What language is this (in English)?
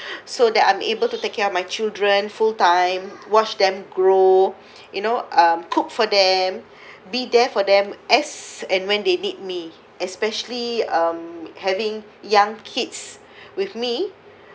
English